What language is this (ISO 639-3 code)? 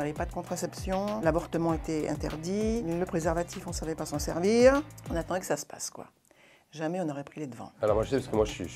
fra